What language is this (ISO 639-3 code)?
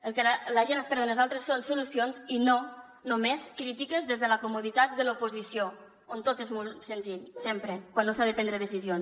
cat